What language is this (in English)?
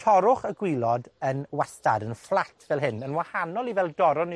Welsh